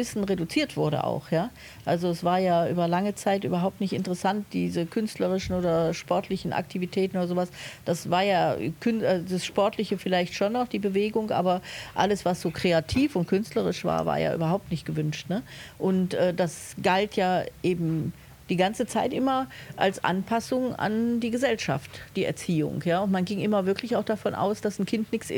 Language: German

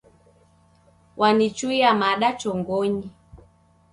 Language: Taita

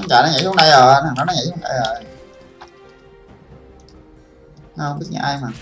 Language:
Vietnamese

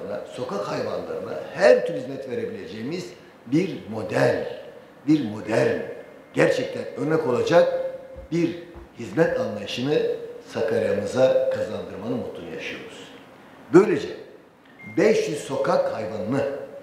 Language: Turkish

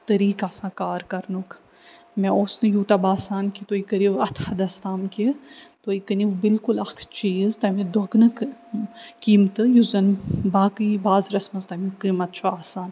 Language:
Kashmiri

